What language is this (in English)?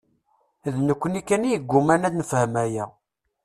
Kabyle